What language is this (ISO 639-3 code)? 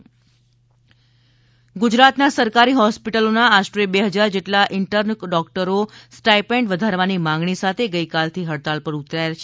guj